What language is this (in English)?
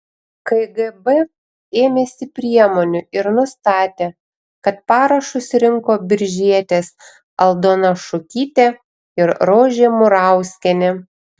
Lithuanian